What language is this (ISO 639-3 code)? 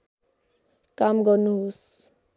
nep